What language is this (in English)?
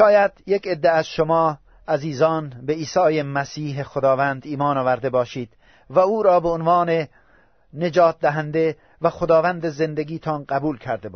Persian